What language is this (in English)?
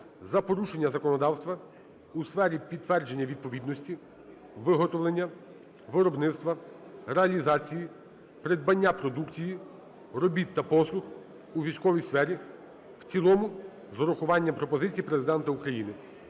Ukrainian